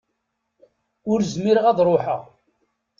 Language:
Kabyle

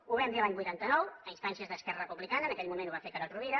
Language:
Catalan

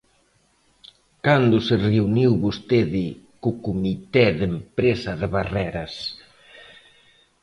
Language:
Galician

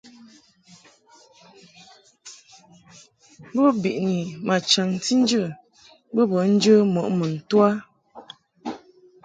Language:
Mungaka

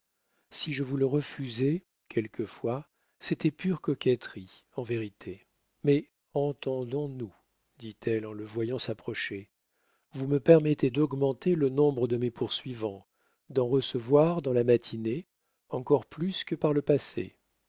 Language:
French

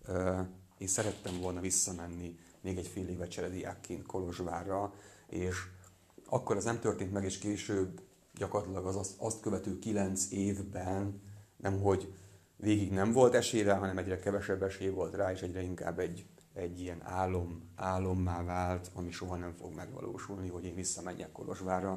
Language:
Hungarian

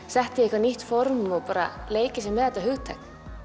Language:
Icelandic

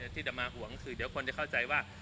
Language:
Thai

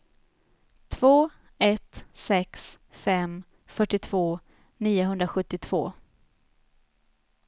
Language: Swedish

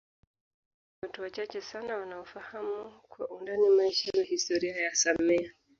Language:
Swahili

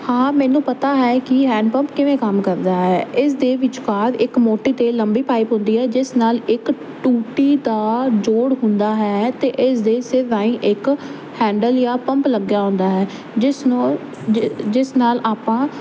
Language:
Punjabi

